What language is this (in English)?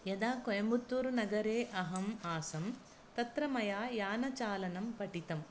Sanskrit